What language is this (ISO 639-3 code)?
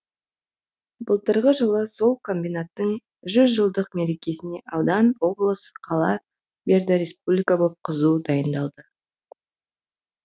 kaz